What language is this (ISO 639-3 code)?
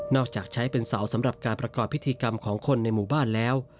tha